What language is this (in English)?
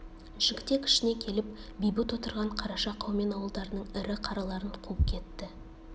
Kazakh